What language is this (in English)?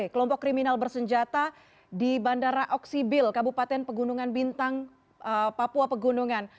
Indonesian